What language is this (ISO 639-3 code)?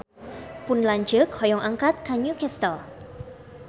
sun